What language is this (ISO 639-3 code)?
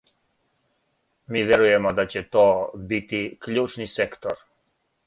srp